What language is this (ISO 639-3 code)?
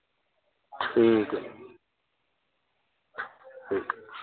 doi